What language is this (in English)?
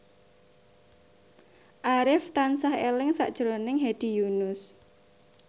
Javanese